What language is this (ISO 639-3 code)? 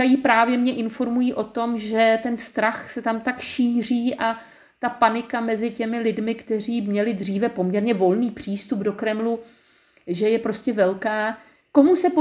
ces